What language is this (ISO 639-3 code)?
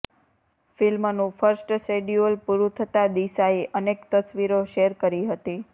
guj